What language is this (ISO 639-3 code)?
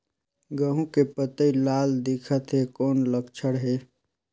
hne